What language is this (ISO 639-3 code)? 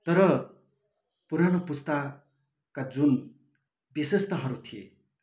nep